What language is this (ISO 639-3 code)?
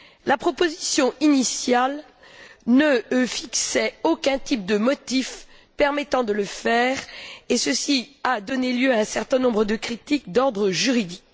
fra